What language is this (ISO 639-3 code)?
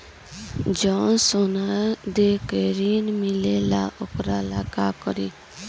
bho